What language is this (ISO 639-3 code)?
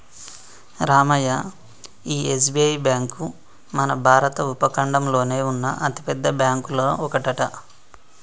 tel